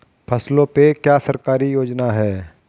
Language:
Hindi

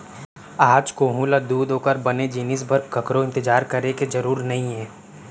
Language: Chhattisgarhi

